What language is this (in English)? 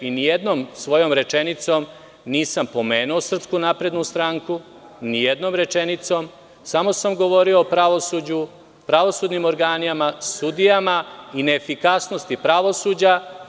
Serbian